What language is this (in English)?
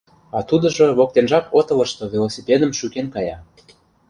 Mari